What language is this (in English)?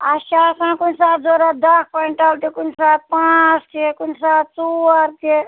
Kashmiri